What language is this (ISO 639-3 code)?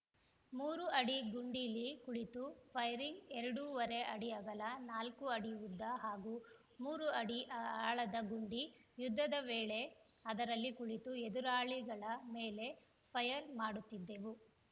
kan